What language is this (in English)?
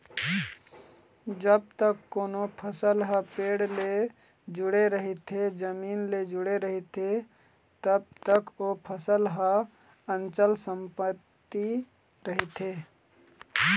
Chhattisgarhi